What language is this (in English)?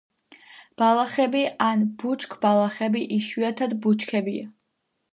Georgian